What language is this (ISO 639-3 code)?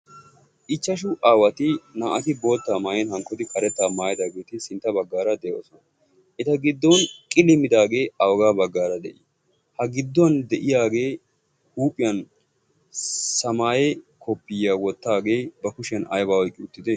wal